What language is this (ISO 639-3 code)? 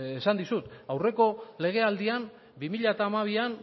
eus